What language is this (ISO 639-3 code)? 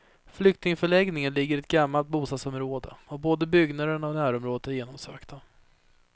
swe